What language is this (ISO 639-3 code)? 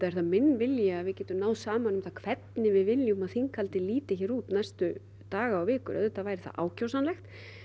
isl